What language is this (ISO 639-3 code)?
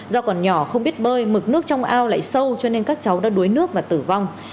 vie